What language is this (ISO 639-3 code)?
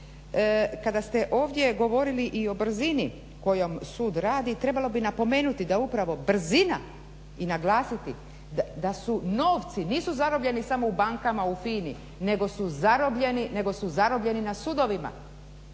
hrv